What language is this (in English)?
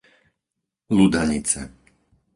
Slovak